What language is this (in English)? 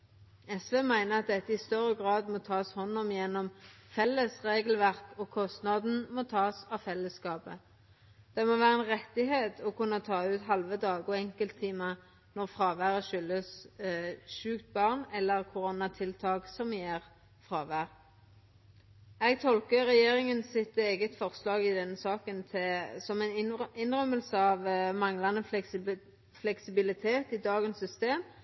Norwegian Nynorsk